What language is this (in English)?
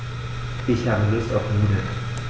German